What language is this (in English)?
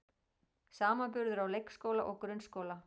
Icelandic